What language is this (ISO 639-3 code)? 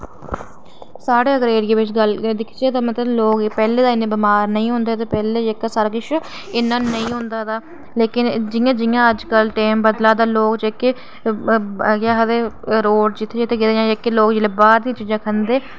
doi